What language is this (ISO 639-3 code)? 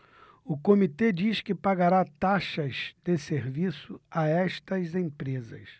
por